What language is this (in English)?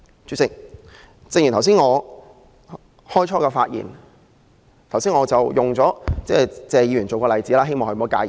Cantonese